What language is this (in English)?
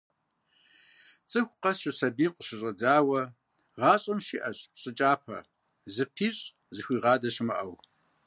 Kabardian